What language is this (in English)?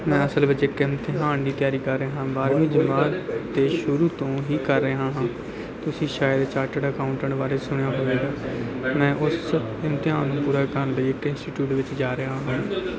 Punjabi